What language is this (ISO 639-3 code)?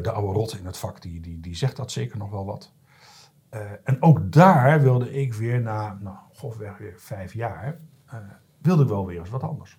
nld